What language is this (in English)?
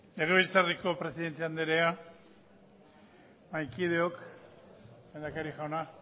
Basque